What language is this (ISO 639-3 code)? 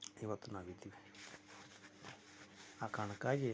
kan